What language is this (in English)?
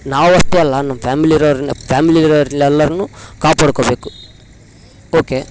Kannada